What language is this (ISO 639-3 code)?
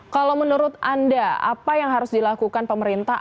ind